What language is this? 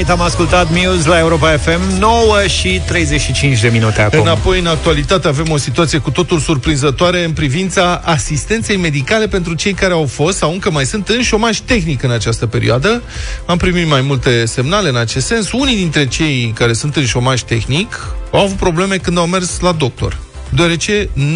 Romanian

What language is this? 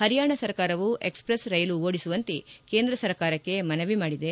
Kannada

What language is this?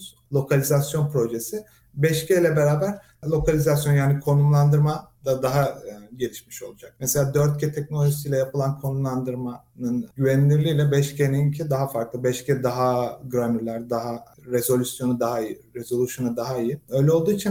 Turkish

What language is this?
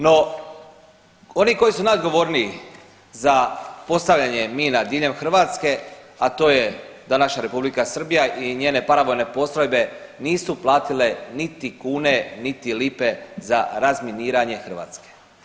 Croatian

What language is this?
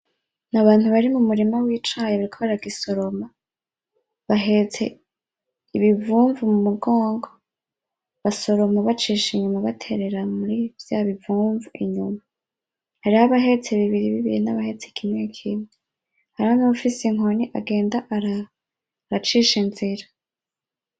Rundi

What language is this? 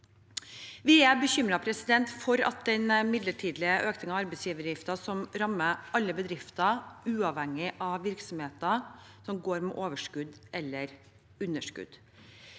Norwegian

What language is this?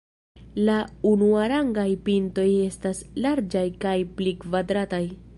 Esperanto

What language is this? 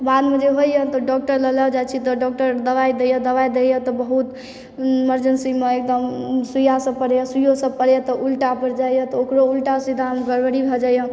Maithili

